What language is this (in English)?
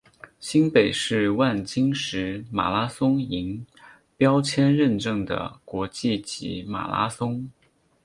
Chinese